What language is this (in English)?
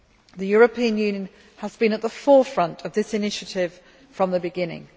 English